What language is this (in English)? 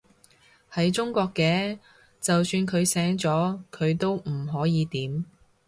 Cantonese